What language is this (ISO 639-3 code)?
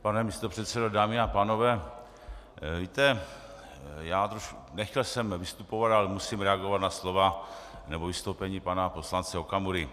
ces